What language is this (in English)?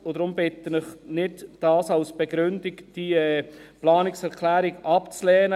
Swiss German